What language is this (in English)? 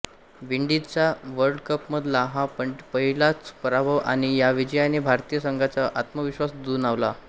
Marathi